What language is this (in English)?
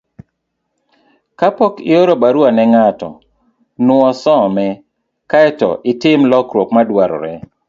Luo (Kenya and Tanzania)